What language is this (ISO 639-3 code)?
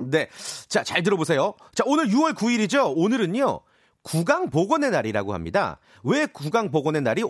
kor